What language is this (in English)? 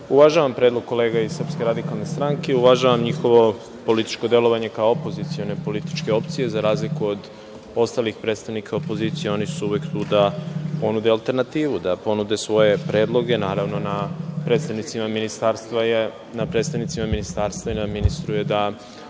Serbian